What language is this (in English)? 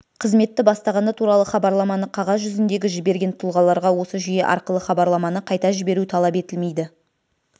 Kazakh